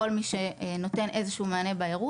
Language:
Hebrew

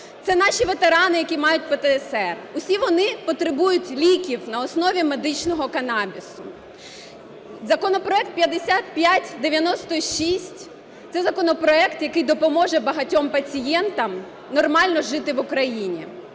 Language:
Ukrainian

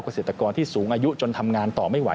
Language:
Thai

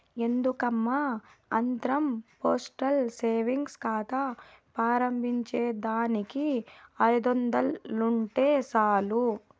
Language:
Telugu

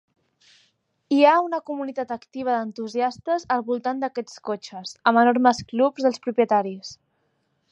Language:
Catalan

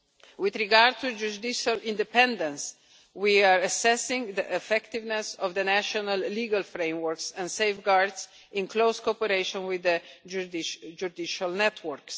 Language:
English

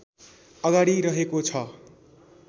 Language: Nepali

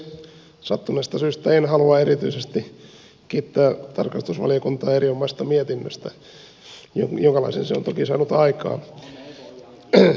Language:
Finnish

